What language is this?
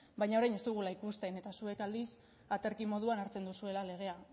Basque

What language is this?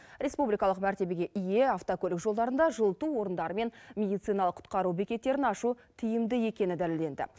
Kazakh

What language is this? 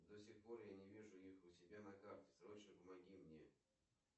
Russian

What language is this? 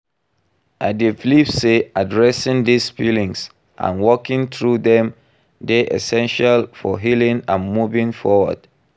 Nigerian Pidgin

